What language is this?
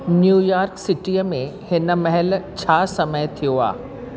Sindhi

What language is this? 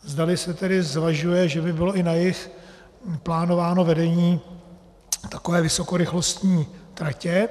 Czech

